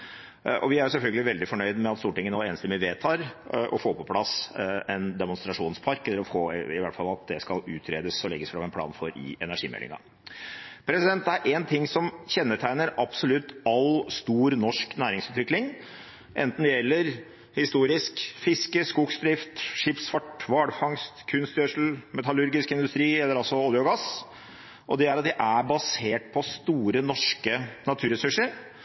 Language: Norwegian Bokmål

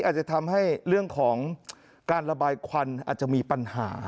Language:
Thai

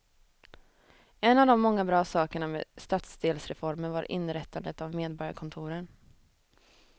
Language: Swedish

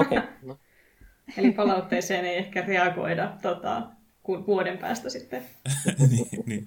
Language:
Finnish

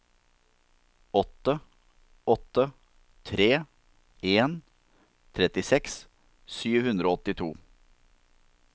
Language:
Norwegian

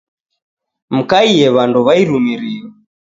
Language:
Taita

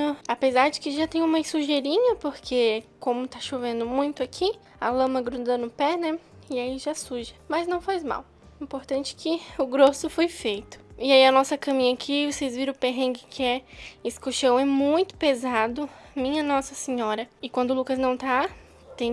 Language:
Portuguese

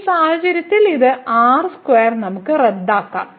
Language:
Malayalam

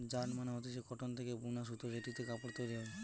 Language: Bangla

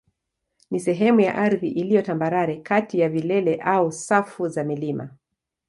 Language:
Swahili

